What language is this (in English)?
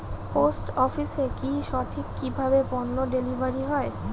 Bangla